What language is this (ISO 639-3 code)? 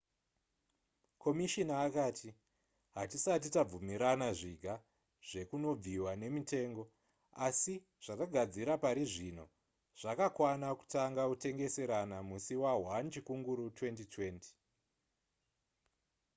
sna